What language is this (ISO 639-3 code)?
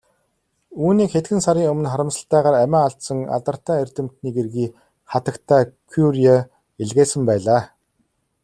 mon